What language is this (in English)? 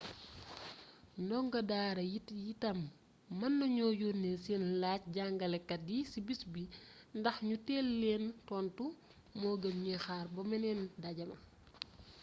Wolof